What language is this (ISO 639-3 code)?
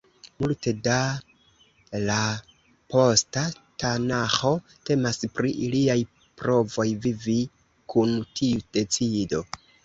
epo